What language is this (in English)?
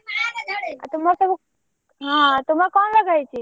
Odia